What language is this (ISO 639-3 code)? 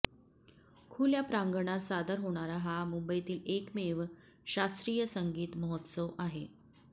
mar